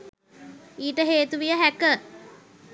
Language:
Sinhala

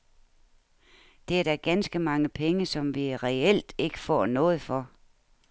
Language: Danish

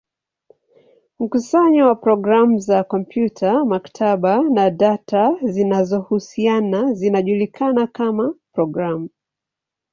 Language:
Swahili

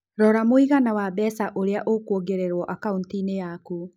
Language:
Kikuyu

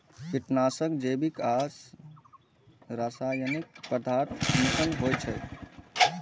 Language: Maithili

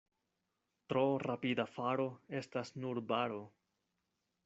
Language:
Esperanto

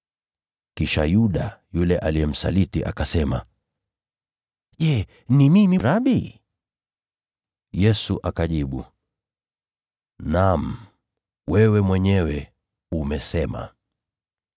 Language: Swahili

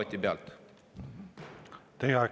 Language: Estonian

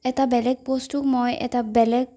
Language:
Assamese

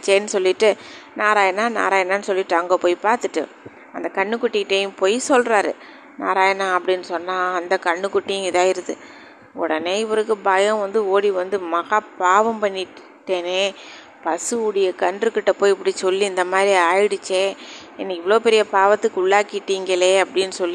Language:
Tamil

